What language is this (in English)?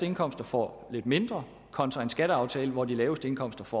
Danish